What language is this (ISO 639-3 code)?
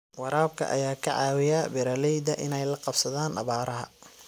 som